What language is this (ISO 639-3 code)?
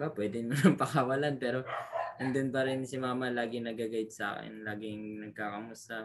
fil